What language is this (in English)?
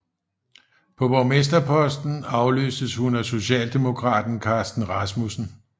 Danish